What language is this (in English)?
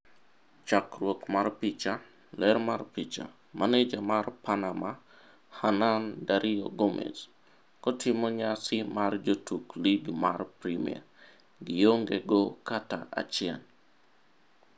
Luo (Kenya and Tanzania)